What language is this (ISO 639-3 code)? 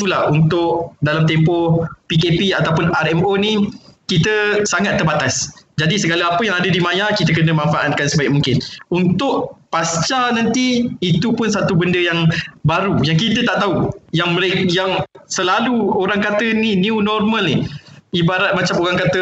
msa